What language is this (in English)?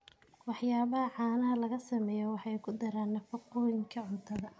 Somali